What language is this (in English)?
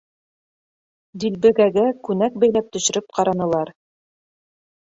Bashkir